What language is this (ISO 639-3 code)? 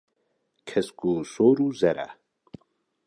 kur